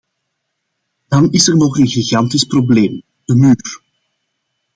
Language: Dutch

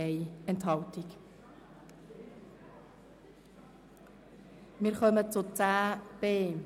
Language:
Swiss German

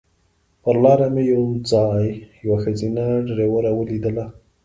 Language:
Pashto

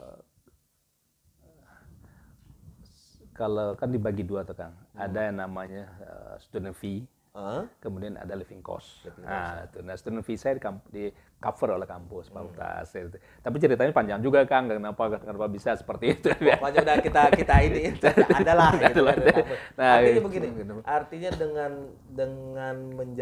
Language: Indonesian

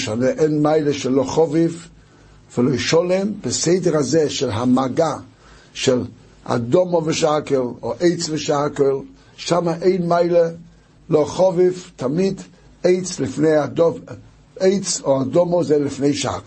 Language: Hebrew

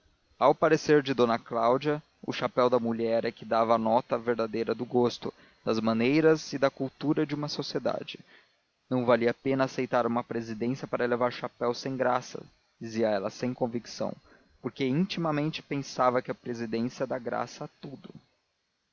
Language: Portuguese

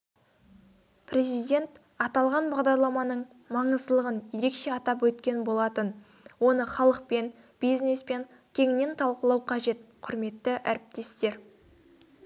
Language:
Kazakh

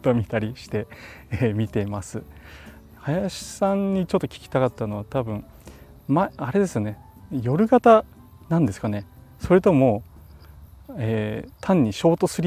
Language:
Japanese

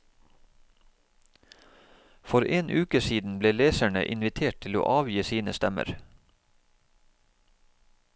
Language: Norwegian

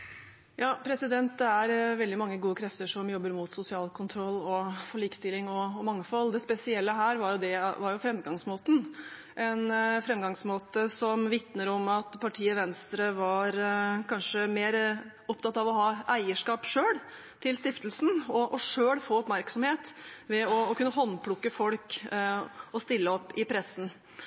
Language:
Norwegian Bokmål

